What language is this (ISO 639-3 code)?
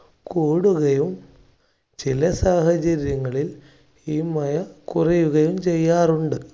mal